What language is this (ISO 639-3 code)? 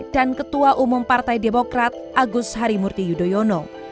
ind